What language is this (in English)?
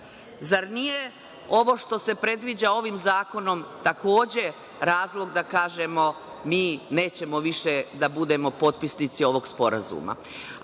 Serbian